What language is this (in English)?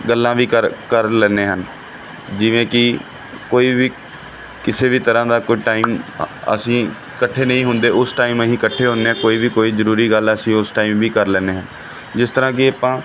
Punjabi